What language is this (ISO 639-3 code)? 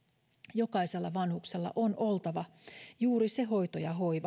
fin